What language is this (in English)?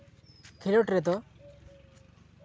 Santali